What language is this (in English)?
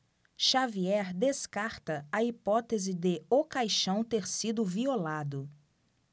Portuguese